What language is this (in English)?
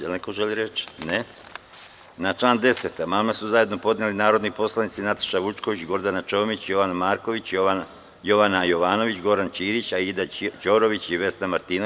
Serbian